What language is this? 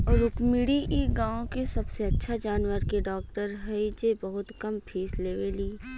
Bhojpuri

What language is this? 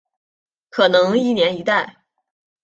Chinese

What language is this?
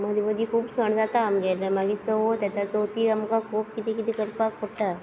Konkani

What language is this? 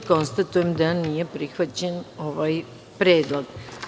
Serbian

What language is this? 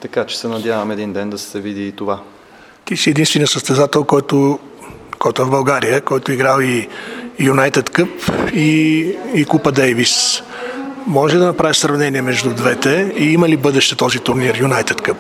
Bulgarian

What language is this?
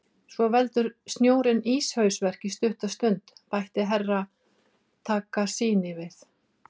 Icelandic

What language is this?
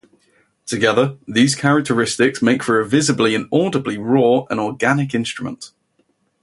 English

